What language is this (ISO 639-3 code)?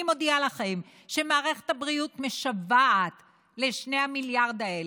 heb